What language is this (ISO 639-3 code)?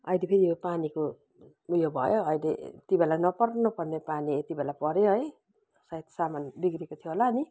nep